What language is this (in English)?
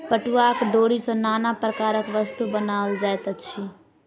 Maithili